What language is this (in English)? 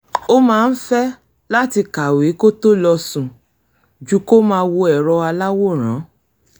Yoruba